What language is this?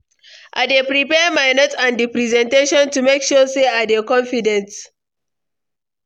Nigerian Pidgin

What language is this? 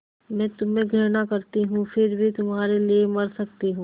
Hindi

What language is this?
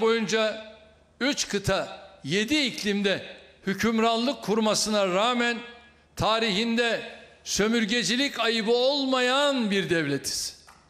Turkish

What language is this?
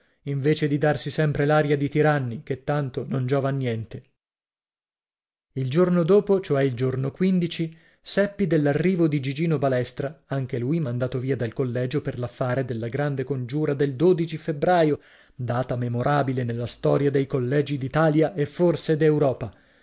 Italian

